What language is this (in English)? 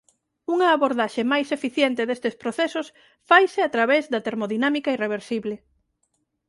Galician